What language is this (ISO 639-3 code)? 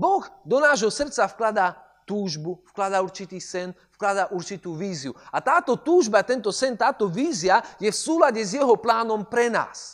slk